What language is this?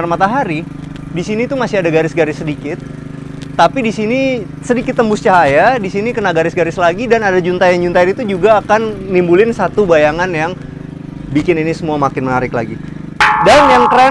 Indonesian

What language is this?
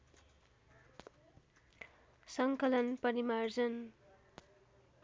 Nepali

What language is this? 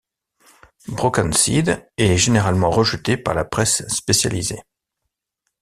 French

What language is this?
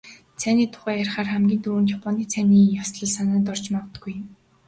Mongolian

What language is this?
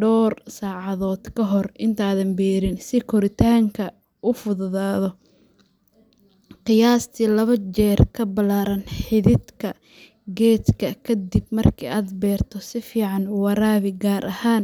Somali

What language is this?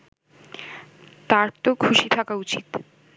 Bangla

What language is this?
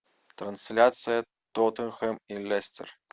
Russian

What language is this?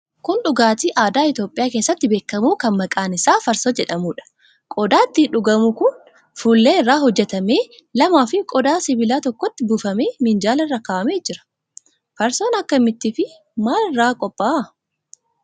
Oromo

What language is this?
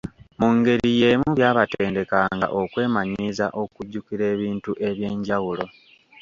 Ganda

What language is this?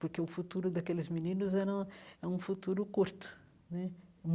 Portuguese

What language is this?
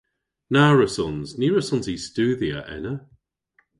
Cornish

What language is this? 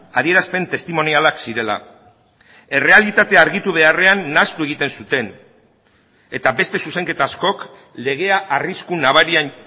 Basque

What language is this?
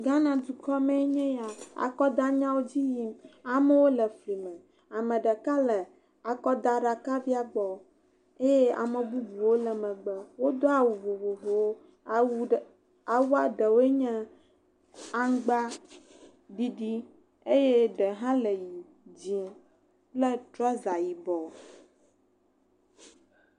Ewe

